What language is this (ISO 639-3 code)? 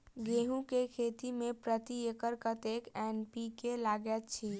mai